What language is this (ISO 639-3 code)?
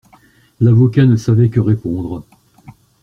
fra